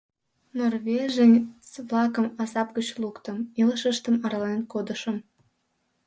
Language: Mari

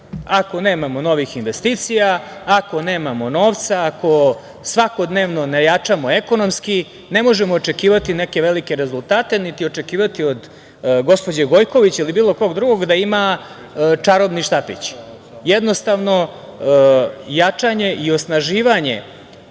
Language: Serbian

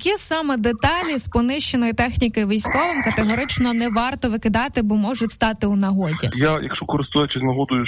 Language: Ukrainian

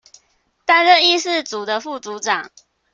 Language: Chinese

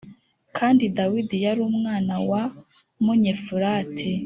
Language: Kinyarwanda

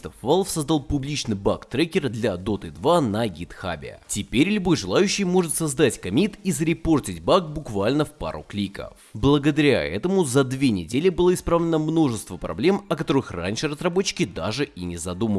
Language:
Russian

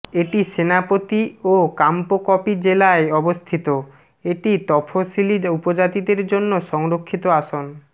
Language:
Bangla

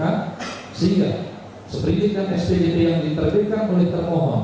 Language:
Indonesian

